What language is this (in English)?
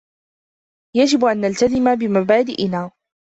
Arabic